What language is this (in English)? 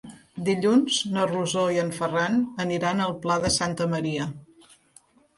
Catalan